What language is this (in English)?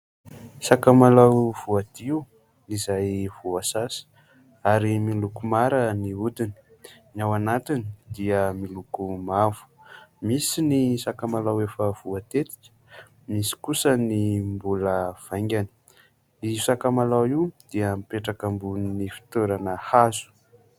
Malagasy